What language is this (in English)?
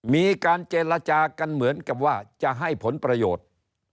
Thai